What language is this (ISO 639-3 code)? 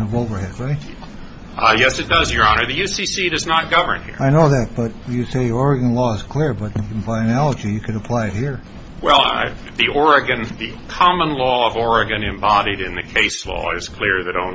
eng